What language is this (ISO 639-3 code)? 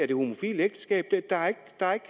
dan